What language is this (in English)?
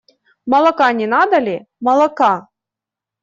Russian